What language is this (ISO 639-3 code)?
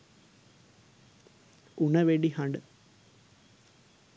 sin